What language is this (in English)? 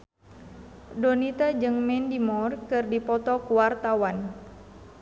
Sundanese